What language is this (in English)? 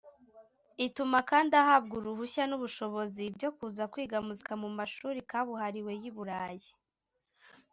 Kinyarwanda